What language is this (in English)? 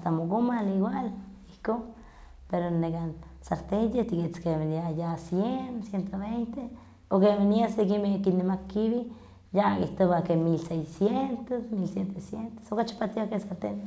Huaxcaleca Nahuatl